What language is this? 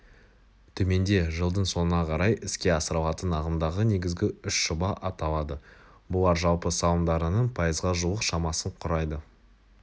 Kazakh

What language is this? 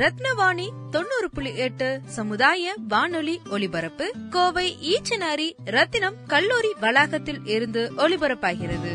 Tamil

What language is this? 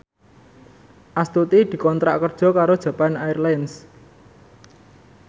Javanese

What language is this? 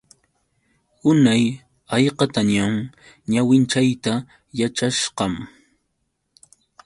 Yauyos Quechua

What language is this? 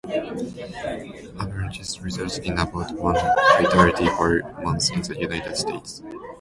English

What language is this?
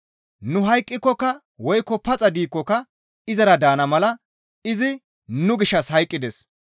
Gamo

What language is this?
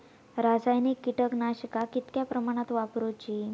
Marathi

